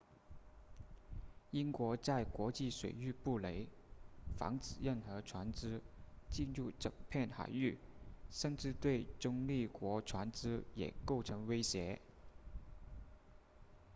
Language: Chinese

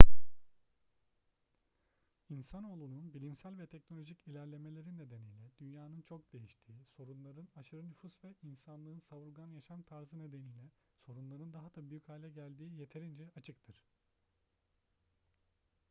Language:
Turkish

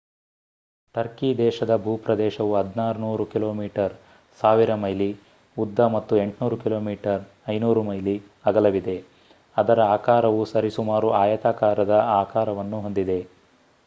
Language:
Kannada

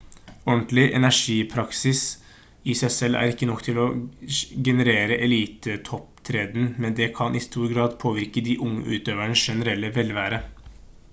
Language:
Norwegian Bokmål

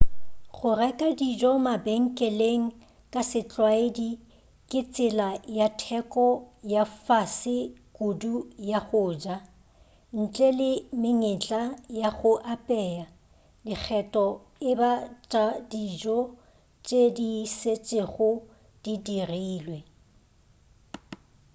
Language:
Northern Sotho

